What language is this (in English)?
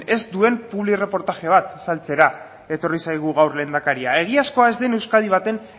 Basque